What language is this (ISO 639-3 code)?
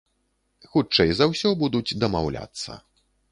bel